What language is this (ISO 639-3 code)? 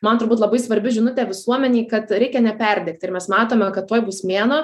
lit